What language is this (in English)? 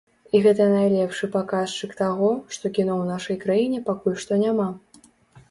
Belarusian